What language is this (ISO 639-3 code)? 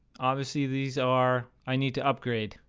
eng